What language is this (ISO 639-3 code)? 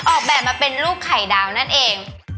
tha